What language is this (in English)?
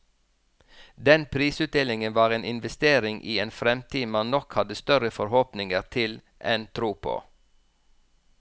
Norwegian